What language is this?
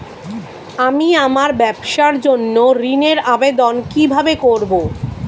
Bangla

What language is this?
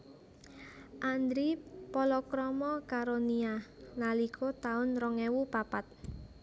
Javanese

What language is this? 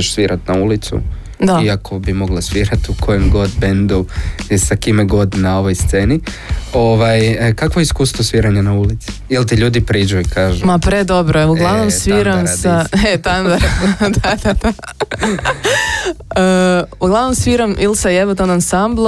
Croatian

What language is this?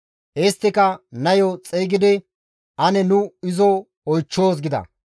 Gamo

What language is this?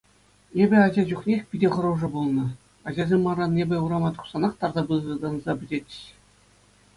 Chuvash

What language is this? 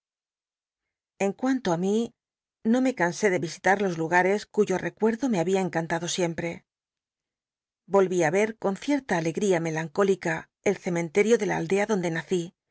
Spanish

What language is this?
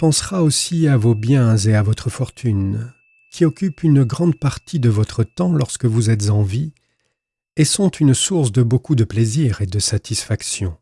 French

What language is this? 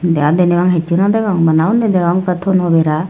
Chakma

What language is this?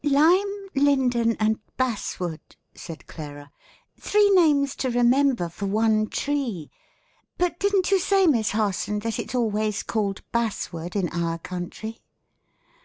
English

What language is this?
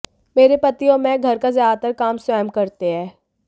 Hindi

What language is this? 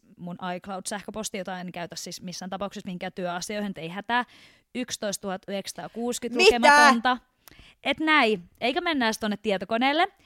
Finnish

